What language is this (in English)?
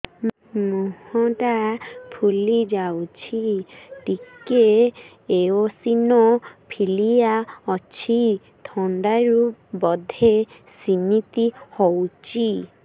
Odia